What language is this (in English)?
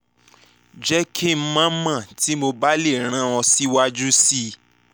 Yoruba